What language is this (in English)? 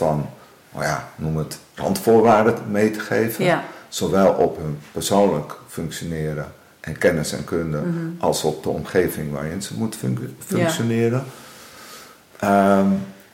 Dutch